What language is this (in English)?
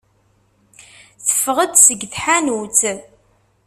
Kabyle